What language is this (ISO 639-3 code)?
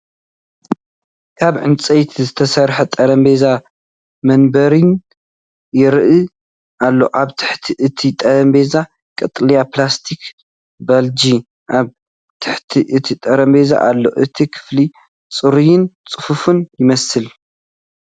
tir